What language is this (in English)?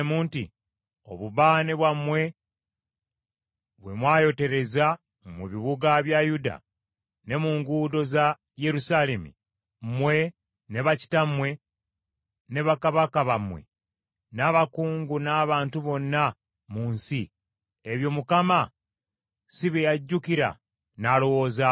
Ganda